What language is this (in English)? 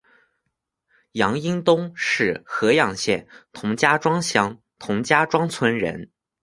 Chinese